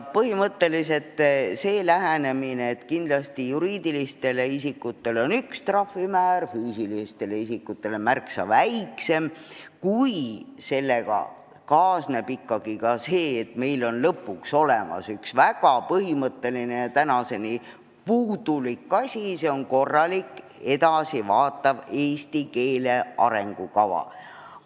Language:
Estonian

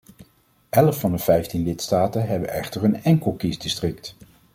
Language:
Dutch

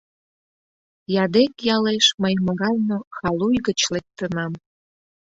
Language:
Mari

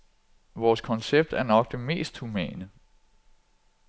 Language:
Danish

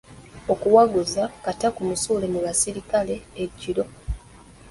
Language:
Ganda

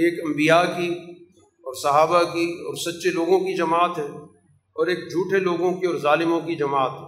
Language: Urdu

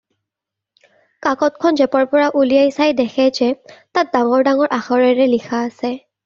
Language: Assamese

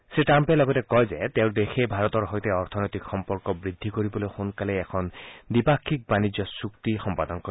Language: Assamese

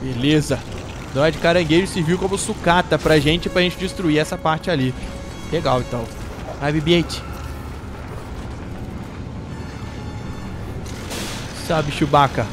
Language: Portuguese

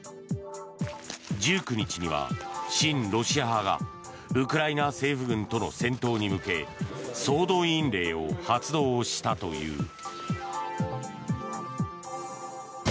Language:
Japanese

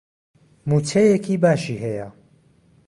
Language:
Central Kurdish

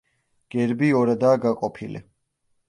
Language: Georgian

